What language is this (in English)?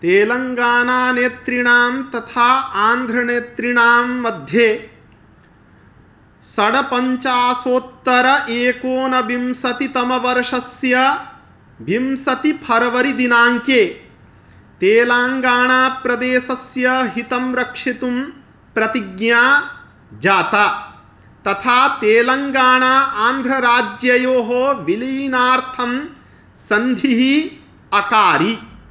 Sanskrit